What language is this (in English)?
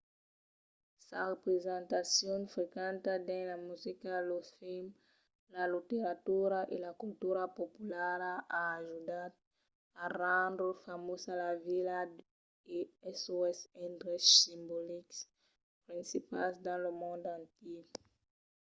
Occitan